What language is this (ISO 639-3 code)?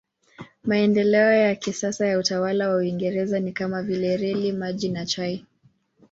swa